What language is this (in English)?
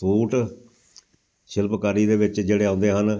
Punjabi